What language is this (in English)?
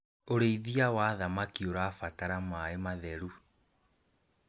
Kikuyu